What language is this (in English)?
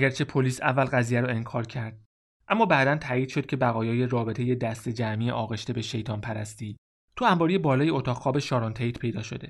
Persian